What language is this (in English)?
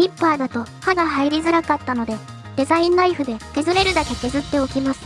Japanese